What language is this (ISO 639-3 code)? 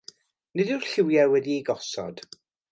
cym